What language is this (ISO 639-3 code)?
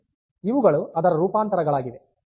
kan